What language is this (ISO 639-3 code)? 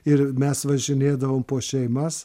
lit